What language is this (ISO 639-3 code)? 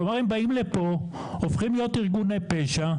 heb